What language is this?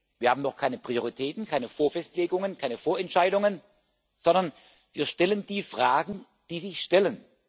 German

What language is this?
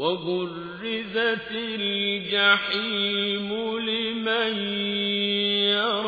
Arabic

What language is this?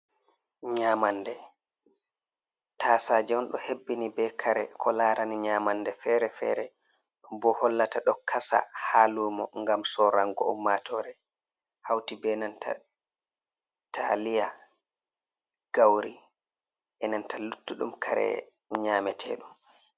Fula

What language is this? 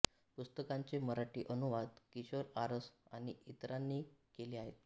Marathi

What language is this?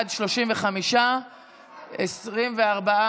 Hebrew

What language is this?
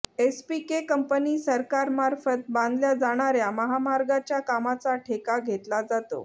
Marathi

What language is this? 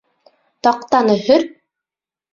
Bashkir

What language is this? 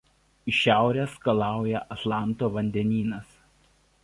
Lithuanian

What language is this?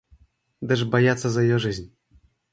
Russian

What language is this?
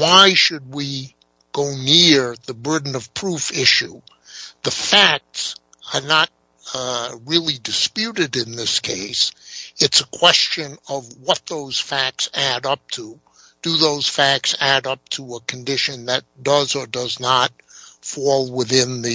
English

